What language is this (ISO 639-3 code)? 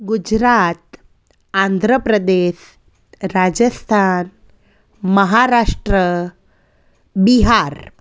snd